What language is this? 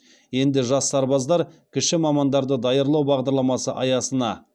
Kazakh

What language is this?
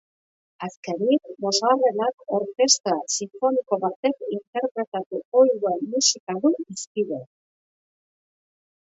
Basque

